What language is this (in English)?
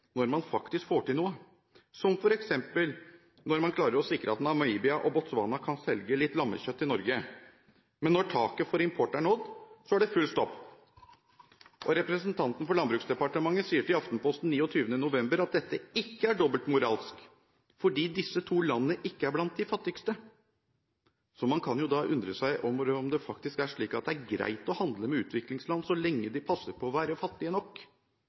Norwegian Bokmål